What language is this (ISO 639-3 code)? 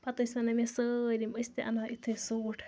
kas